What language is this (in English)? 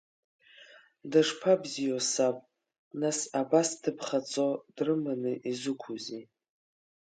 Abkhazian